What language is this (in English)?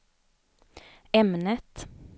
Swedish